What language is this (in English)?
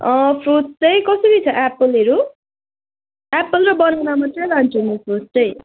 Nepali